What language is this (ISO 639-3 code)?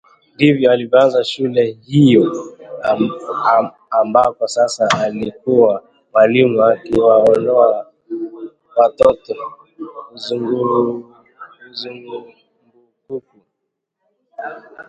swa